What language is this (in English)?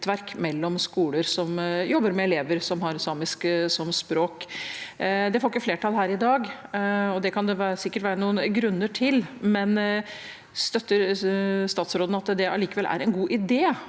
Norwegian